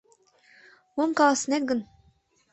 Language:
Mari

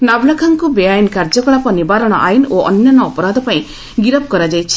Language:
Odia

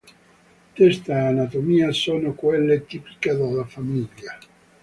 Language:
Italian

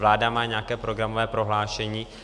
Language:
Czech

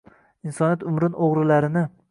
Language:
Uzbek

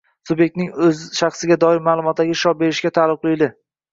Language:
Uzbek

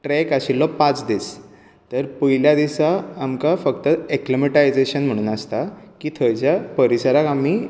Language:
Konkani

